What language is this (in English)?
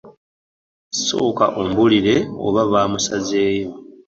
Ganda